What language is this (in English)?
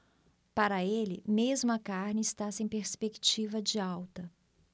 Portuguese